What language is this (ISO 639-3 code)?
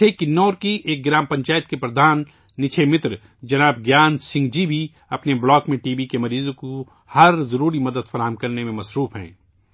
urd